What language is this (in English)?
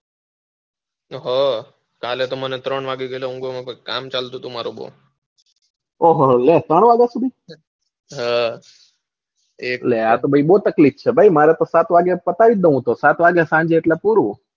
Gujarati